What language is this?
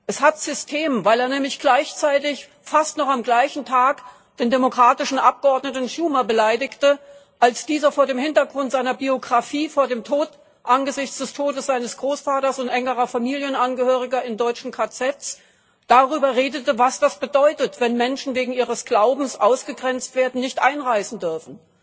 German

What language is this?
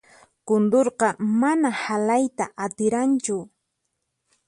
Puno Quechua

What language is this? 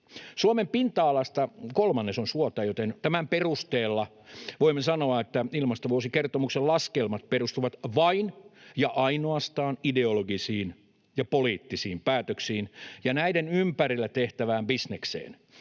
Finnish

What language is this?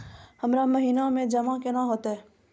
Maithili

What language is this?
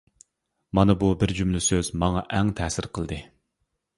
Uyghur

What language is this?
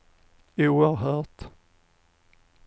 Swedish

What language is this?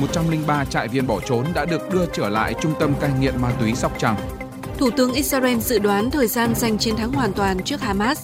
Vietnamese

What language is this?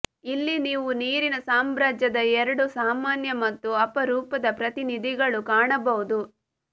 Kannada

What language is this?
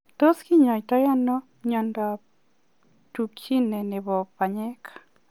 Kalenjin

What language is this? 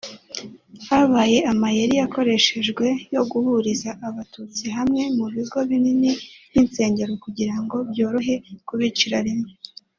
Kinyarwanda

